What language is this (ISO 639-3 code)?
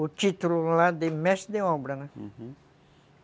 por